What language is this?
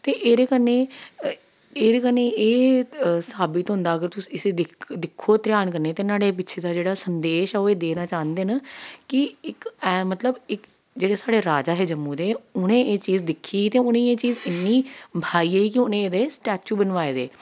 Dogri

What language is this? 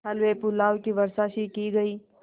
Hindi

